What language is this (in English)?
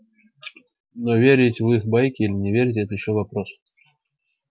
Russian